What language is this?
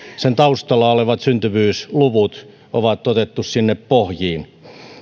Finnish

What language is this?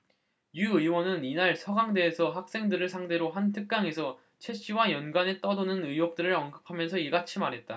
Korean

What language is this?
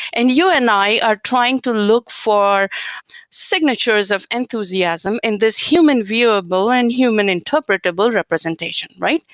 English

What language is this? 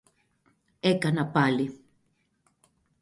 Greek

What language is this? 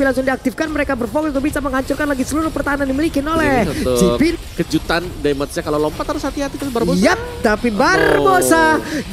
Indonesian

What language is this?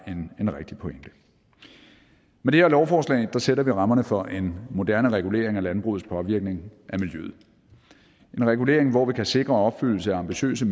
Danish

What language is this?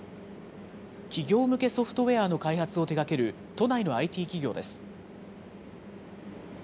Japanese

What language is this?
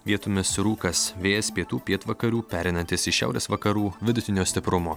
Lithuanian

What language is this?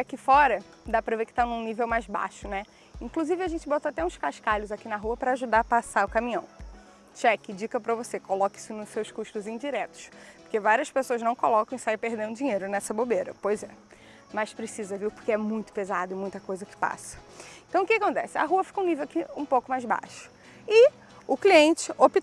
Portuguese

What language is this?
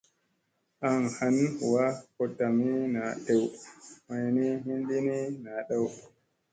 Musey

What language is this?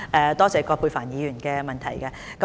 Cantonese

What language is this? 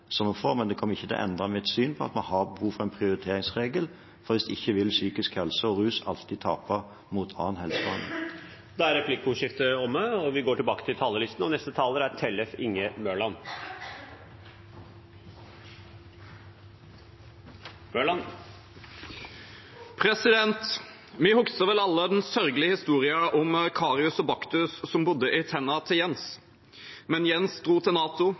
Norwegian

